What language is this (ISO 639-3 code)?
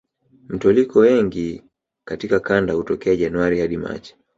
swa